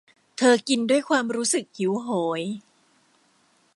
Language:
Thai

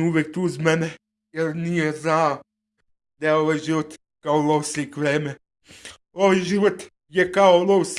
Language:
Serbian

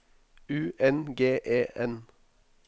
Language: Norwegian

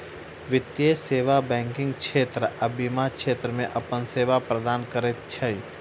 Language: Maithili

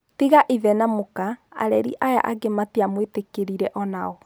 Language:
Kikuyu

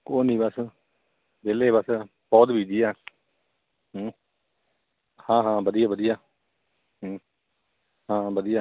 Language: Punjabi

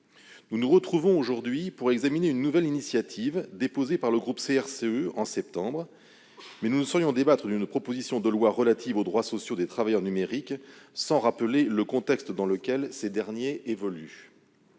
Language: French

